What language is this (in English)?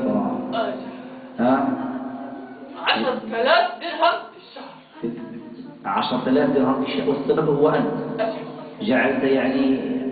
Arabic